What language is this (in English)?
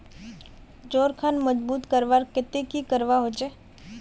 Magahi